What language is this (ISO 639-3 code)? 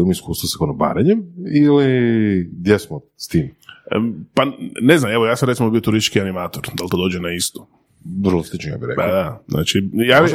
hrv